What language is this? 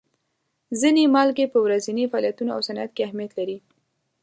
Pashto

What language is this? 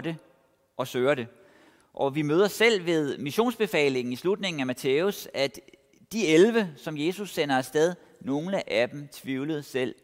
Danish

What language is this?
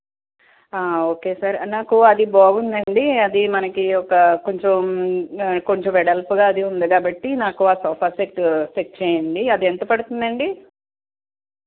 Telugu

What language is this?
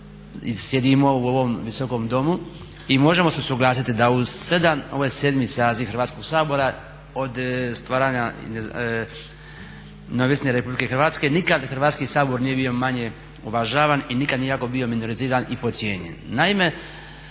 Croatian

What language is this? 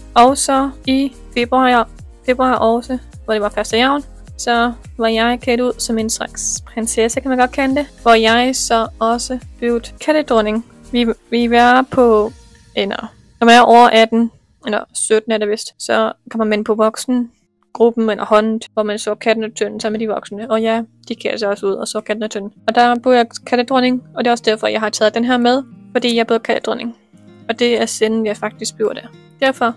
Danish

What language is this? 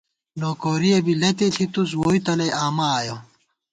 Gawar-Bati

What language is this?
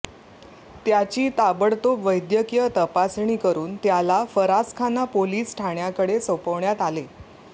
Marathi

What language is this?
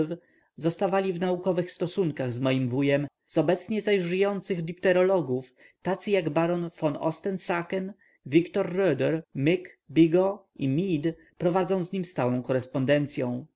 Polish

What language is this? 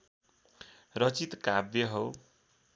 Nepali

